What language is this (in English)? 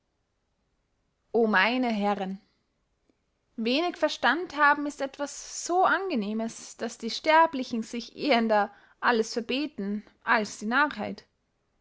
German